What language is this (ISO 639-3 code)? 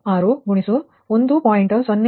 kan